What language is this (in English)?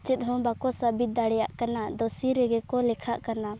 Santali